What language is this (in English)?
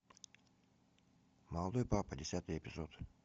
Russian